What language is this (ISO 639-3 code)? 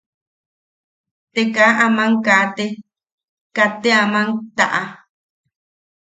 yaq